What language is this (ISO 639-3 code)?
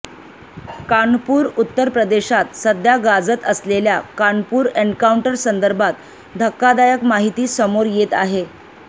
mar